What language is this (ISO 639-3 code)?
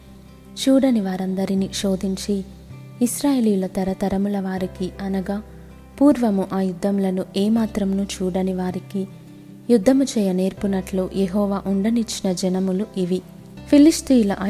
tel